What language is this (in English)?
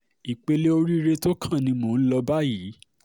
Yoruba